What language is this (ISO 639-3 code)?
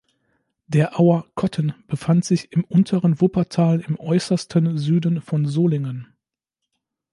deu